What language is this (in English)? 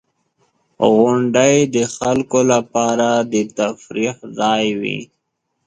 Pashto